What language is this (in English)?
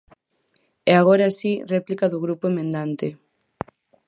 Galician